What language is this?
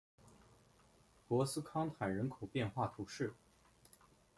Chinese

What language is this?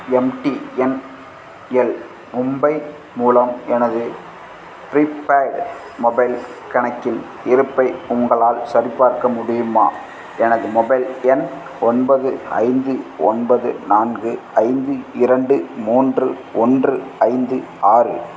Tamil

